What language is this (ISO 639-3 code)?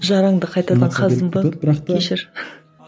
kaz